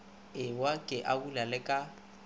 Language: Northern Sotho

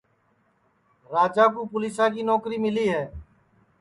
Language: Sansi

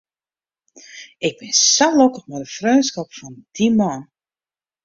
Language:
Western Frisian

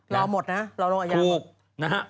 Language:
Thai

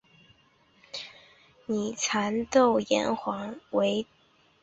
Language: Chinese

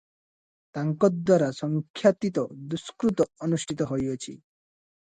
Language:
Odia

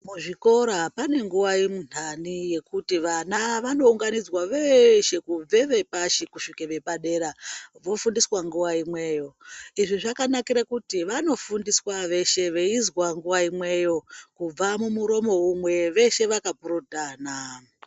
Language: Ndau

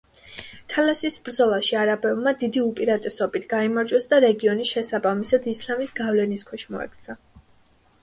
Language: Georgian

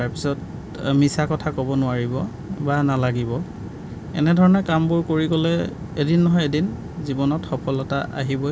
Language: Assamese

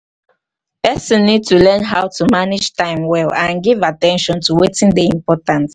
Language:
Nigerian Pidgin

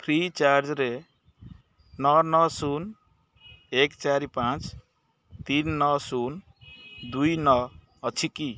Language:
Odia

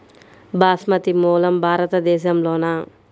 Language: Telugu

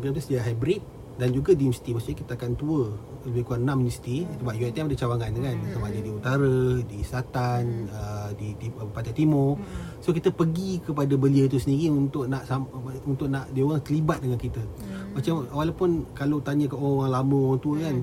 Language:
Malay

